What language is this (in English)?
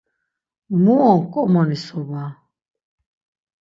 Laz